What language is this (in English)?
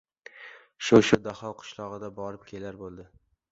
Uzbek